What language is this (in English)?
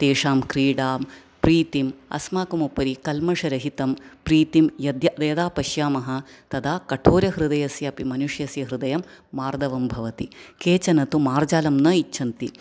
Sanskrit